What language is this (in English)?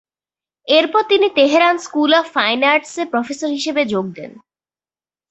Bangla